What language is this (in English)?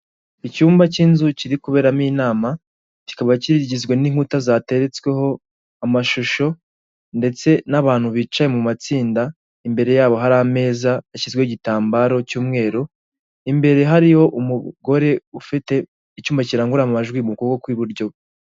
Kinyarwanda